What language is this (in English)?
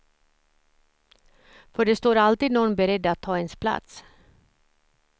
Swedish